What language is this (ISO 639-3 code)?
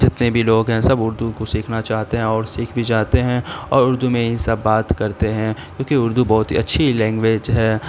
urd